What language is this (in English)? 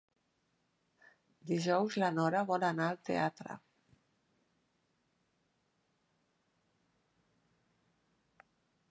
Catalan